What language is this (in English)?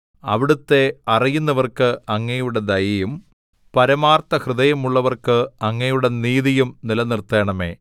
Malayalam